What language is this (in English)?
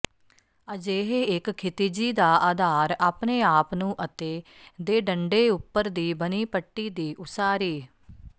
Punjabi